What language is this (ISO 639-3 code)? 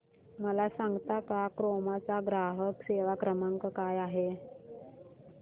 mar